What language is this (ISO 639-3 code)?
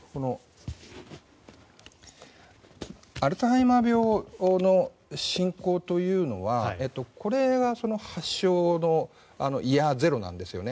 jpn